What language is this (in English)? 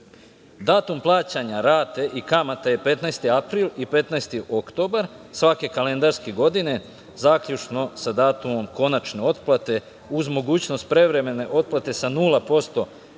Serbian